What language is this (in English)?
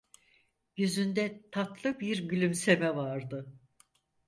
Turkish